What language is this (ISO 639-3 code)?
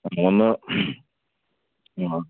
mal